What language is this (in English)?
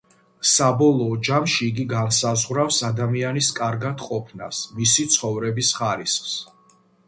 Georgian